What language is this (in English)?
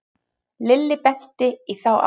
Icelandic